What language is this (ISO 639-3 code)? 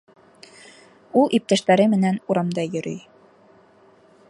bak